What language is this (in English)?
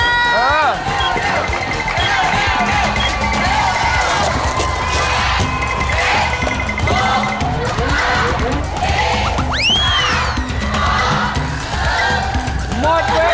Thai